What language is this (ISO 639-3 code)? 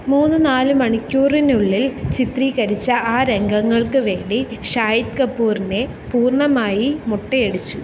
mal